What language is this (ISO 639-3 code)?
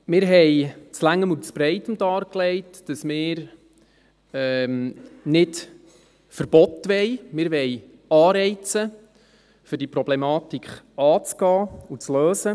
gsw